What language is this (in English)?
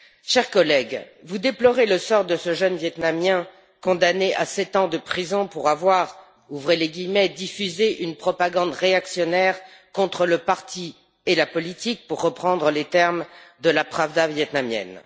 French